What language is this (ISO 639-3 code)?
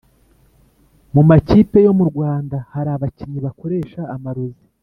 kin